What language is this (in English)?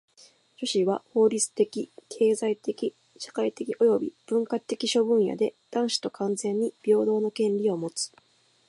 Japanese